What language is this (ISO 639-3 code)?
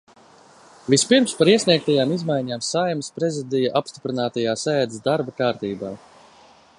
lav